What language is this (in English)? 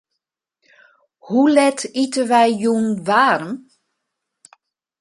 Western Frisian